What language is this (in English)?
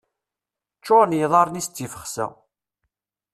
Kabyle